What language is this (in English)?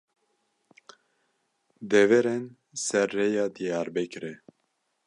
Kurdish